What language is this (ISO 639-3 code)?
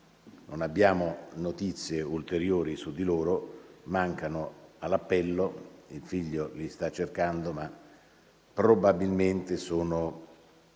ita